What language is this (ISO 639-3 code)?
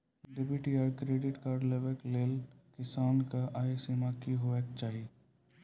mai